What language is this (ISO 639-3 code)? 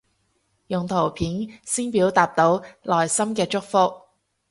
yue